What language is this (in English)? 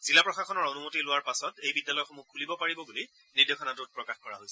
Assamese